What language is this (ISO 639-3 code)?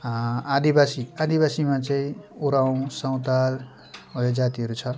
nep